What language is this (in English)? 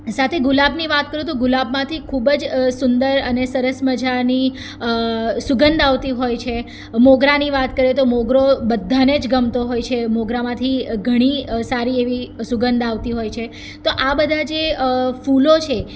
Gujarati